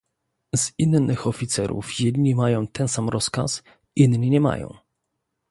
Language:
Polish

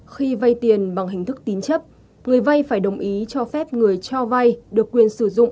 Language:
Vietnamese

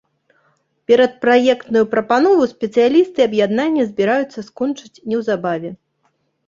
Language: Belarusian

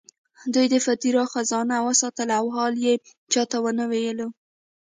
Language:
Pashto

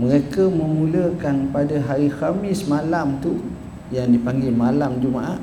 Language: Malay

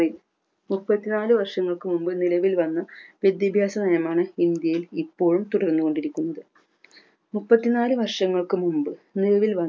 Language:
Malayalam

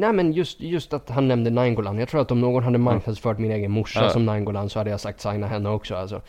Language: Swedish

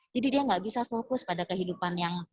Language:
Indonesian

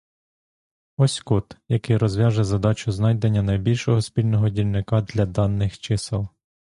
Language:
Ukrainian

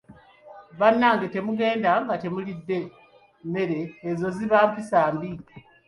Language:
Ganda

